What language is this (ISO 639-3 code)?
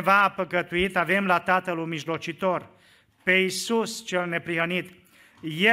ron